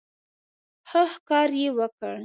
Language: Pashto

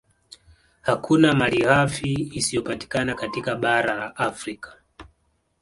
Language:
Swahili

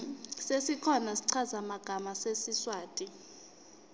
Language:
Swati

